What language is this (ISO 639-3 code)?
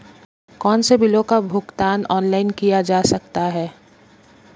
hin